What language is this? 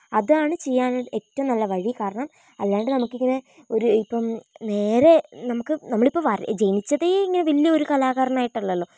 Malayalam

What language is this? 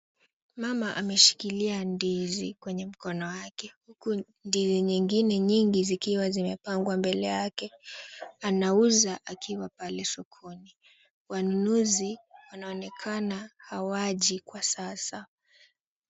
Swahili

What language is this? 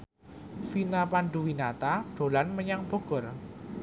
Javanese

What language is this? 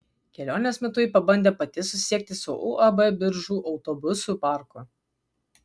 Lithuanian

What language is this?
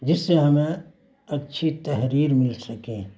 Urdu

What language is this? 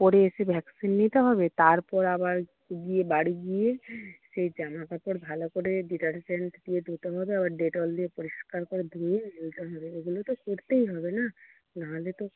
Bangla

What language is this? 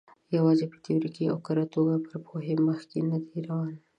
Pashto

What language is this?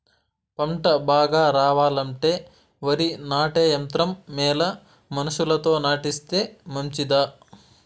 Telugu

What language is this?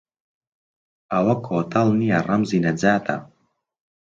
Central Kurdish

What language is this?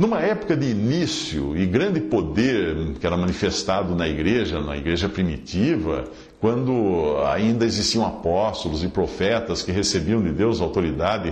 Portuguese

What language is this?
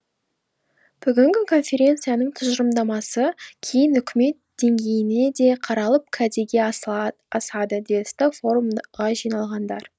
Kazakh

